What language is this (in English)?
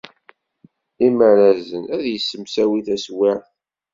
Kabyle